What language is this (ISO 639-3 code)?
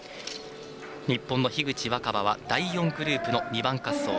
jpn